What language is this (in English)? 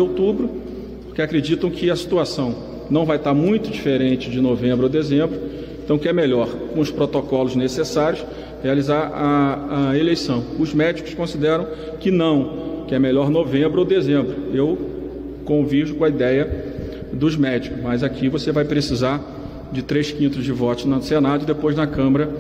Portuguese